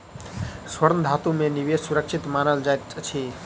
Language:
Maithili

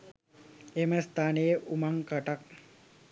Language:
Sinhala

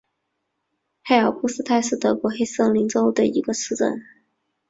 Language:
Chinese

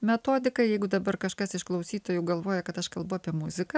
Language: Lithuanian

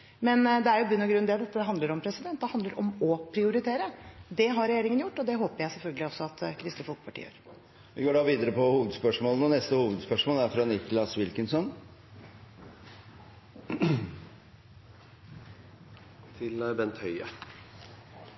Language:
Norwegian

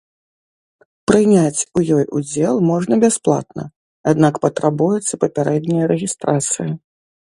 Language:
Belarusian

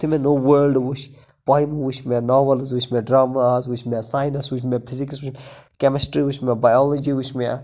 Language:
Kashmiri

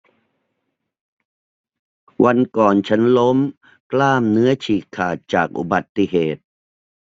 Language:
Thai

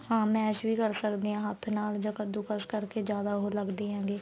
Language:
Punjabi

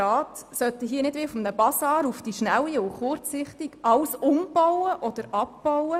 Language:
Swiss German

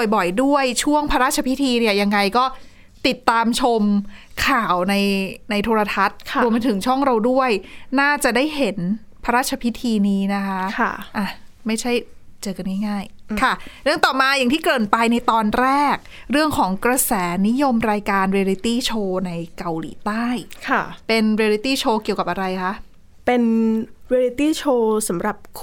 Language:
Thai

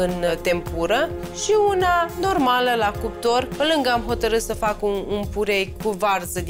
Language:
Romanian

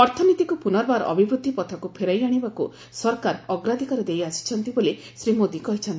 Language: Odia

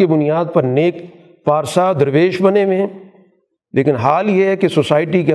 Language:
Urdu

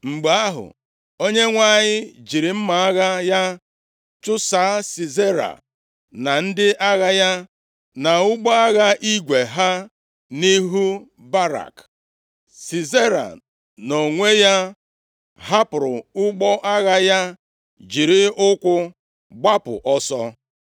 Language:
Igbo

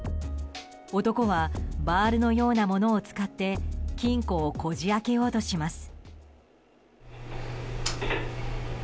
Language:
Japanese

